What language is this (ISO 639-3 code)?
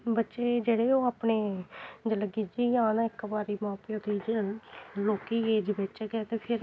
doi